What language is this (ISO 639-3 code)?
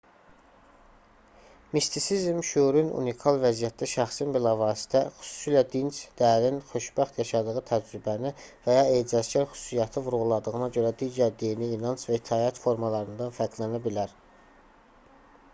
aze